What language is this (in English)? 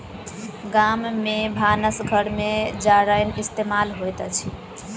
Maithili